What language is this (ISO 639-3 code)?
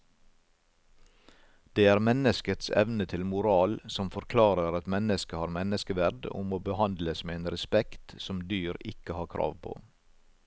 nor